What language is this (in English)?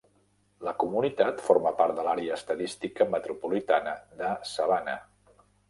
Catalan